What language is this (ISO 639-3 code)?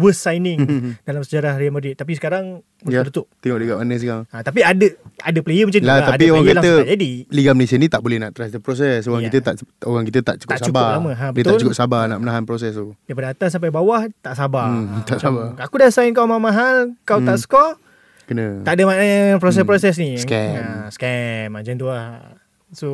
msa